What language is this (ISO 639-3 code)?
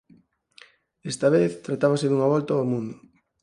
glg